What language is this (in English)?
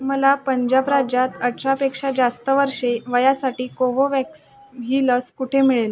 Marathi